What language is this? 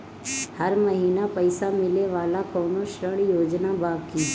Bhojpuri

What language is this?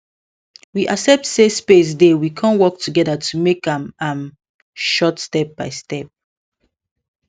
Nigerian Pidgin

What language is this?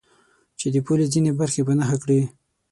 Pashto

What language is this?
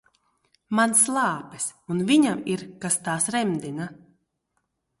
Latvian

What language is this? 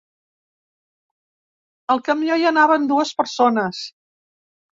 Catalan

